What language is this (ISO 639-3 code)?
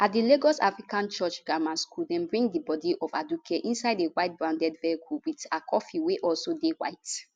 pcm